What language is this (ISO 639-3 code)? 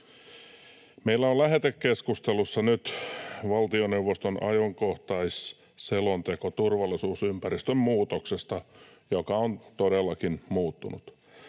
fin